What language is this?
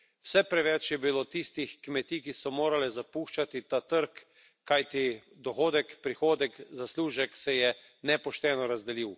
Slovenian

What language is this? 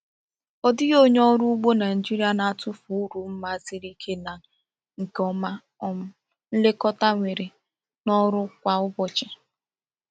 Igbo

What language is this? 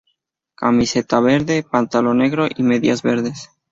Spanish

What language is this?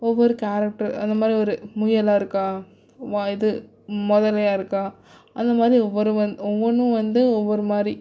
Tamil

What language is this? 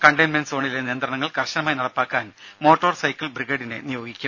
Malayalam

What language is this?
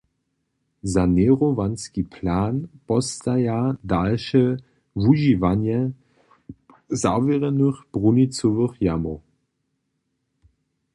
Upper Sorbian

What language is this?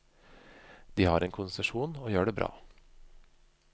Norwegian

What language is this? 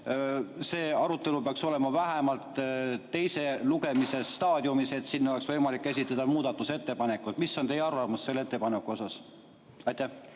Estonian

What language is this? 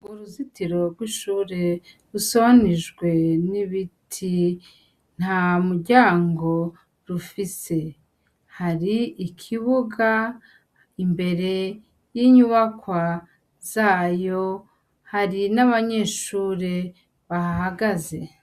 Rundi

